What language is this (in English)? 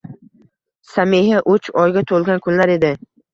Uzbek